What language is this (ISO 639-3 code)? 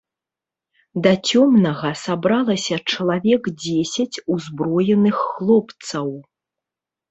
bel